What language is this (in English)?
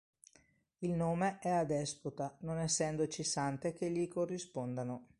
Italian